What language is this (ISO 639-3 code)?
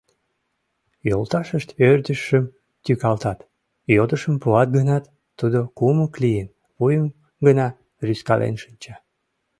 chm